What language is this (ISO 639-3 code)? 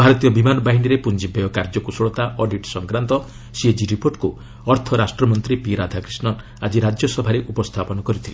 ori